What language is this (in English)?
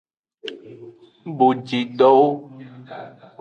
Aja (Benin)